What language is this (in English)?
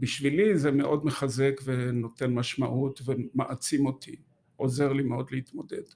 Hebrew